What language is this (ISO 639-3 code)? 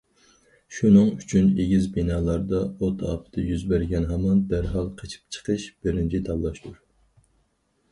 uig